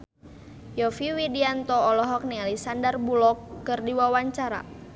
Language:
Sundanese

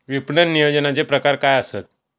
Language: Marathi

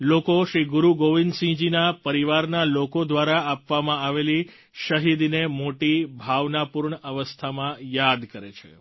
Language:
Gujarati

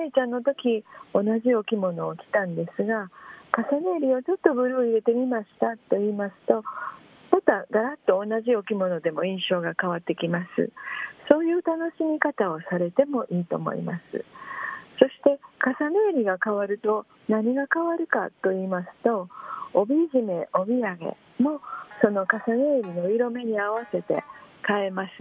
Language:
Japanese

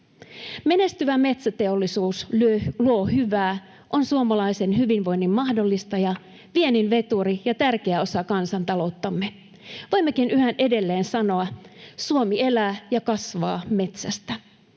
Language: Finnish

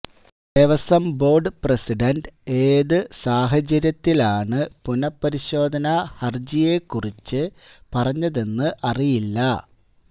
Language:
Malayalam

